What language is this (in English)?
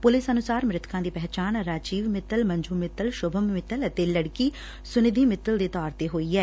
Punjabi